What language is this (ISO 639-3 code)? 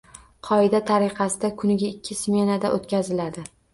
uzb